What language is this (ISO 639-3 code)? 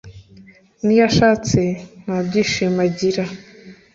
kin